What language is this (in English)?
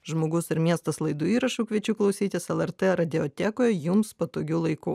Lithuanian